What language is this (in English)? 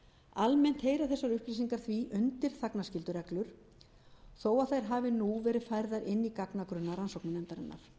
Icelandic